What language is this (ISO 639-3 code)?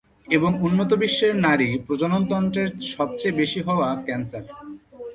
ben